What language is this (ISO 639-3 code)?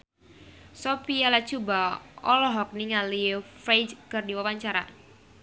sun